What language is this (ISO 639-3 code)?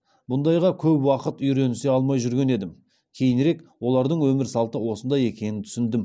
kaz